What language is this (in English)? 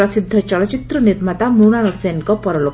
Odia